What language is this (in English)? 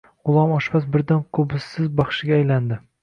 Uzbek